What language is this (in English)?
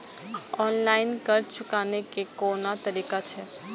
Maithili